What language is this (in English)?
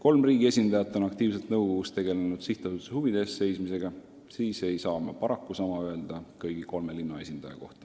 Estonian